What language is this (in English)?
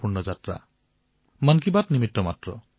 Assamese